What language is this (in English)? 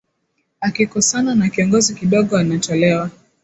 Swahili